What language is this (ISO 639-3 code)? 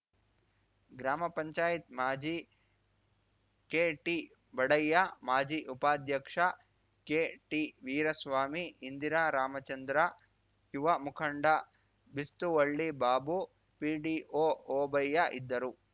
kan